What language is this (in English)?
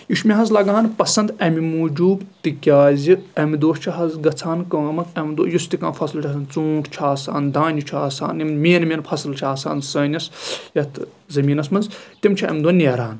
Kashmiri